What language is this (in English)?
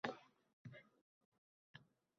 Uzbek